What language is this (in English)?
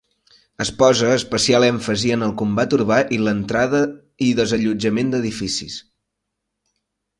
Catalan